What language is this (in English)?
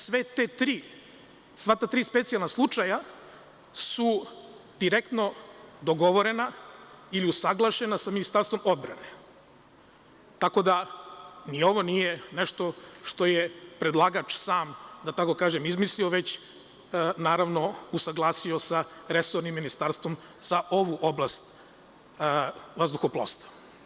Serbian